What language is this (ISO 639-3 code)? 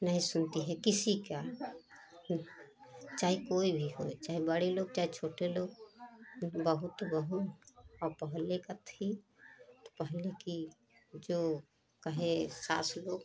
hin